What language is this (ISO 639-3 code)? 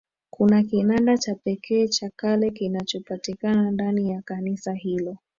swa